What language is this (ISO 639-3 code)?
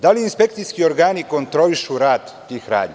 srp